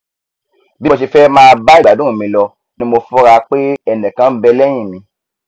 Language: Yoruba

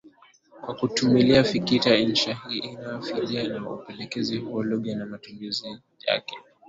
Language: Swahili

